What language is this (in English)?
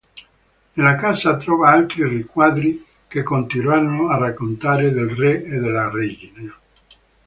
Italian